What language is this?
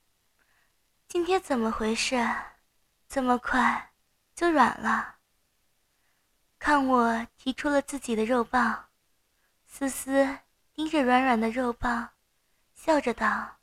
Chinese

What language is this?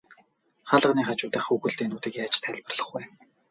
Mongolian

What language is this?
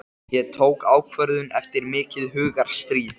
Icelandic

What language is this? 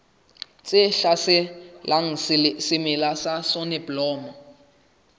Southern Sotho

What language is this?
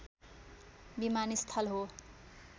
Nepali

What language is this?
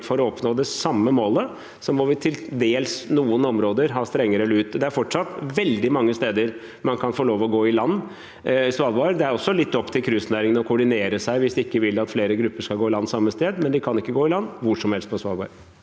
Norwegian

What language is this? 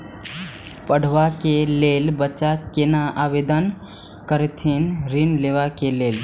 Maithili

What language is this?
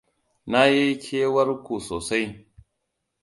Hausa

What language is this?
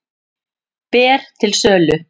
Icelandic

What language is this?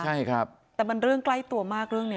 Thai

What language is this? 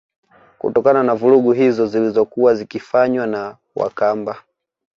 Swahili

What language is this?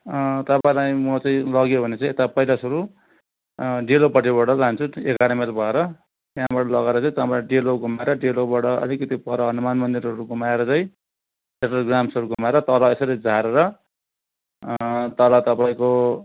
Nepali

